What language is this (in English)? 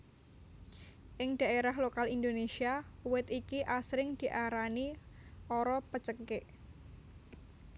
Javanese